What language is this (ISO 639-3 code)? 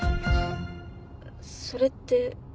jpn